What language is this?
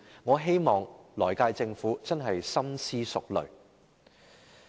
Cantonese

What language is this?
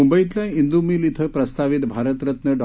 Marathi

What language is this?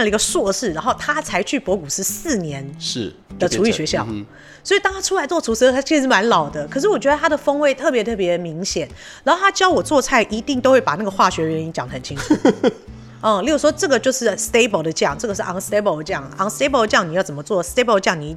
Chinese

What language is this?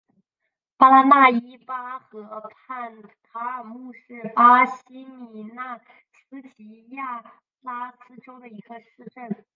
Chinese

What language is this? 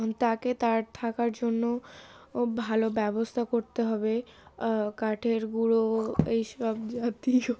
Bangla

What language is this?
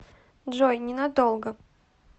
Russian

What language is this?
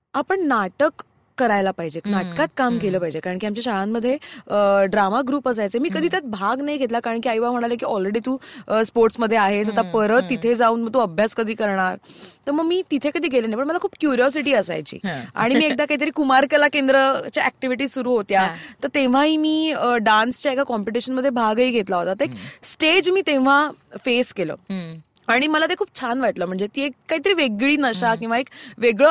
Marathi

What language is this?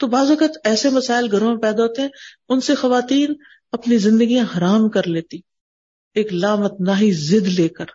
Urdu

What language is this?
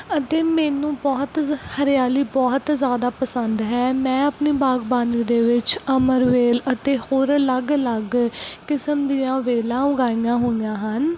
Punjabi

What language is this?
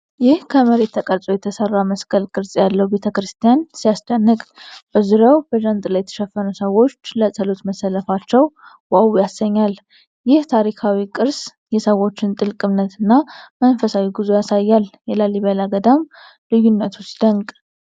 Amharic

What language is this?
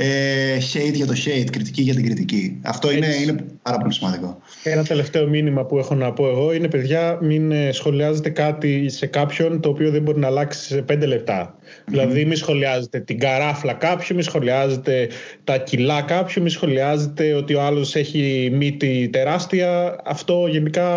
Greek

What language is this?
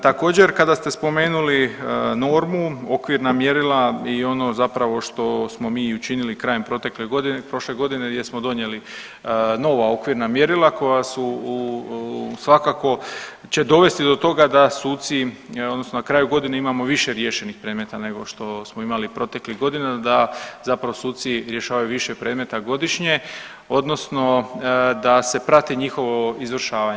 Croatian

